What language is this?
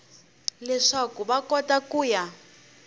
Tsonga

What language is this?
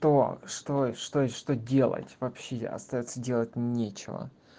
Russian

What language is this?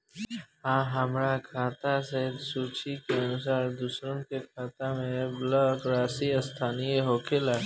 Bhojpuri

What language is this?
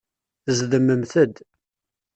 Kabyle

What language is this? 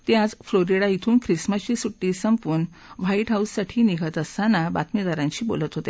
Marathi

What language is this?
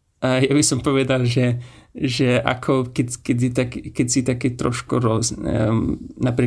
Slovak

